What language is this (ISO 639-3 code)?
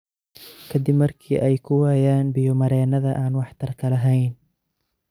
som